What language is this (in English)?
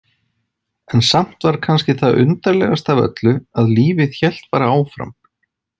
Icelandic